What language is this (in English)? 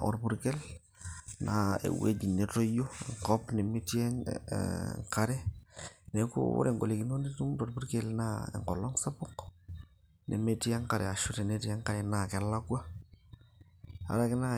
Masai